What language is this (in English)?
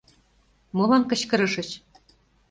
Mari